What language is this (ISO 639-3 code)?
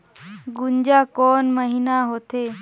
hne